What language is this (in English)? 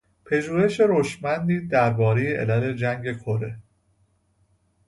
Persian